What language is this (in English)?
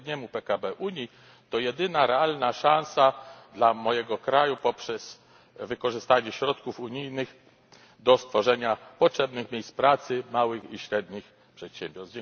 Polish